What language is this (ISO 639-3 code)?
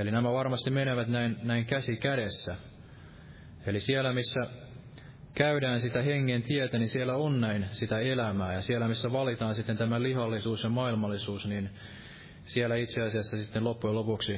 fin